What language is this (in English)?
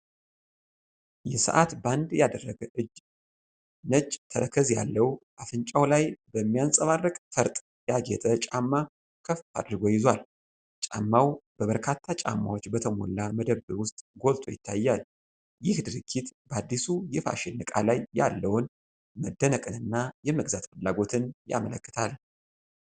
Amharic